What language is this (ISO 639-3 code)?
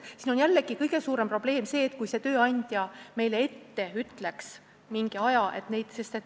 est